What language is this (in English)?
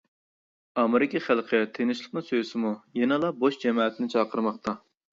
Uyghur